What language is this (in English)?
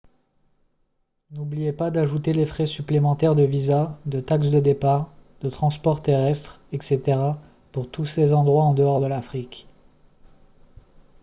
French